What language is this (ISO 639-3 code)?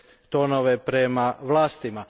hrv